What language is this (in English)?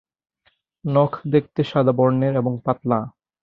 Bangla